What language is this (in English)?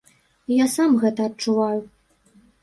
Belarusian